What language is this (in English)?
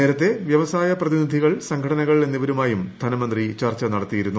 Malayalam